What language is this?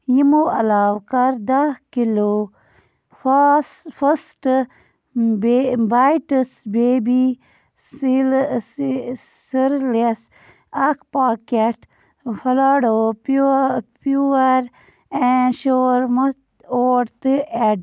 Kashmiri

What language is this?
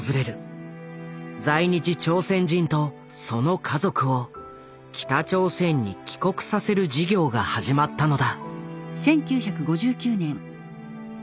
Japanese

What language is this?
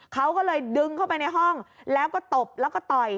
Thai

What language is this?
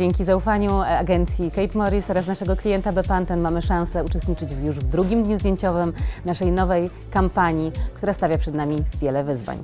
Polish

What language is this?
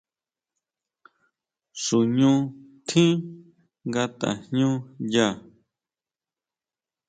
Huautla Mazatec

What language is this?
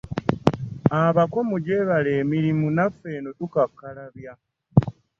Ganda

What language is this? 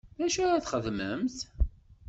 Kabyle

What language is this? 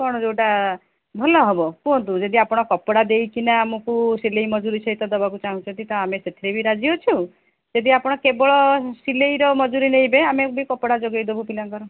Odia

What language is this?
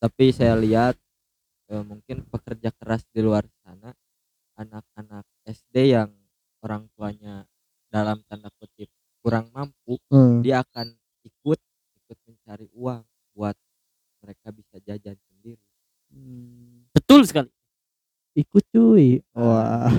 Indonesian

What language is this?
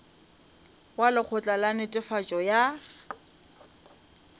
Northern Sotho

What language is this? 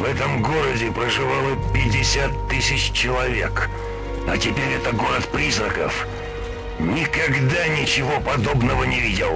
Russian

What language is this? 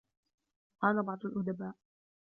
Arabic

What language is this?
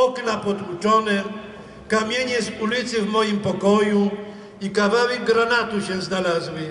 Polish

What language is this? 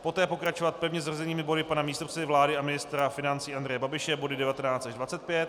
Czech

